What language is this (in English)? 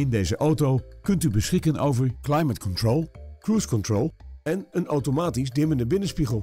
Dutch